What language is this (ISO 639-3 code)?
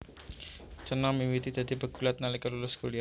jav